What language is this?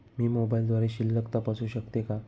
Marathi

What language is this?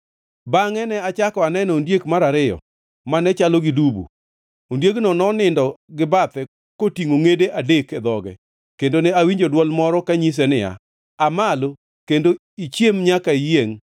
Luo (Kenya and Tanzania)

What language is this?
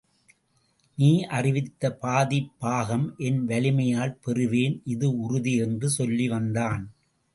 Tamil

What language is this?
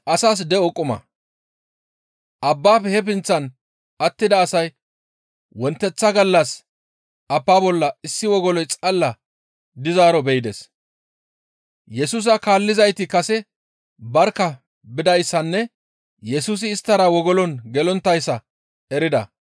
Gamo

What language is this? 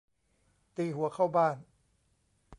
Thai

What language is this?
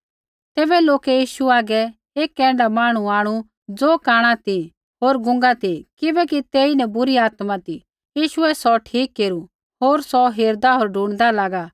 Kullu Pahari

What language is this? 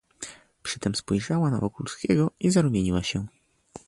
Polish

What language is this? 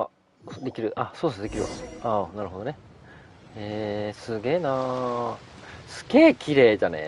Japanese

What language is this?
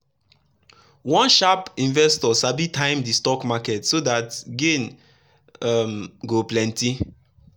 Nigerian Pidgin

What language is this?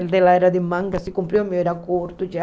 Portuguese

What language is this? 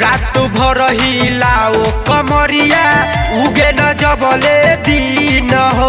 Hindi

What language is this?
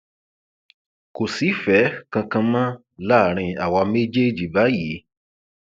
Yoruba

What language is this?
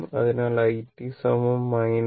Malayalam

